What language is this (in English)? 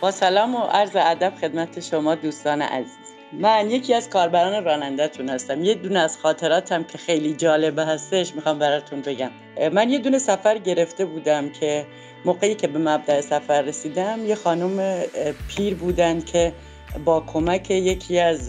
Persian